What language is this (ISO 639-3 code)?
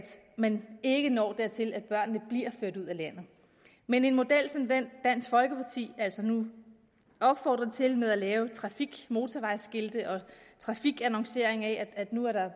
dan